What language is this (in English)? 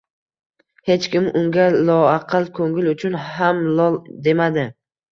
Uzbek